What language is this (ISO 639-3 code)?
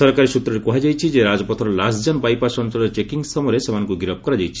ori